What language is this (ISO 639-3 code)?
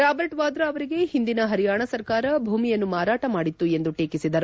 kan